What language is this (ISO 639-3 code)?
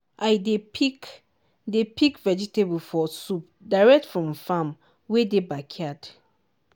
pcm